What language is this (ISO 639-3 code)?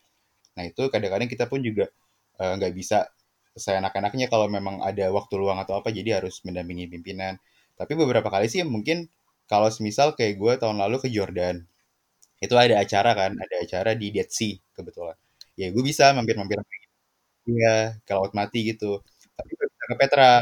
ind